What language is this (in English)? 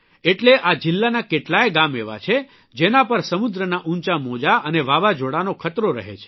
Gujarati